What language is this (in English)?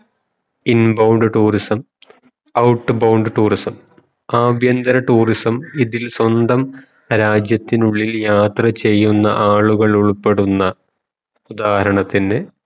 Malayalam